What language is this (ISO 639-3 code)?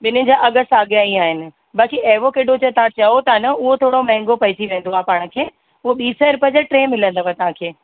snd